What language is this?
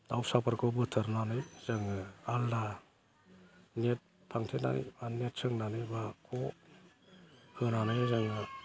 Bodo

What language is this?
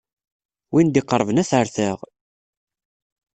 Kabyle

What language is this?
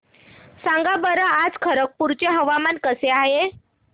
Marathi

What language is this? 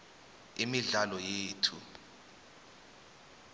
South Ndebele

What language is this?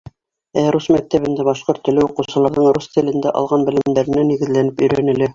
Bashkir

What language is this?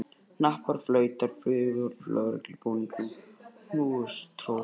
Icelandic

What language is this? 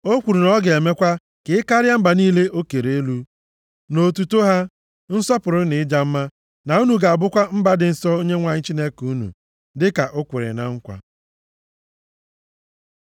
Igbo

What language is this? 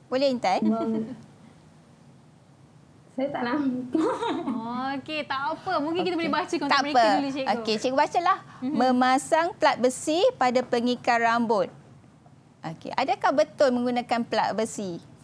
Malay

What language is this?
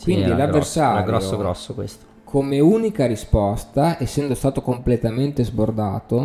Italian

